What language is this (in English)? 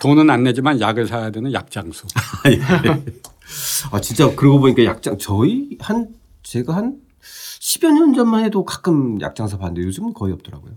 Korean